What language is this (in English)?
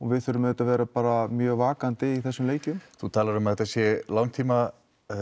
Icelandic